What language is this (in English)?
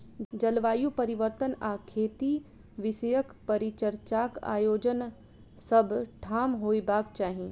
Maithili